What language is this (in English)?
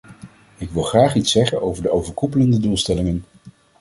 Dutch